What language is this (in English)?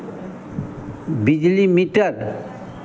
Hindi